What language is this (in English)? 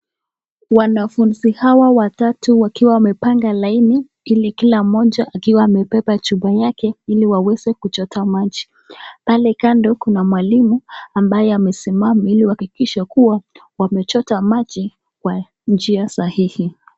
Swahili